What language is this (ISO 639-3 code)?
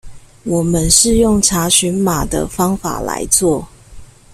zho